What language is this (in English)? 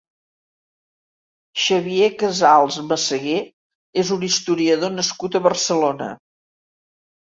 Catalan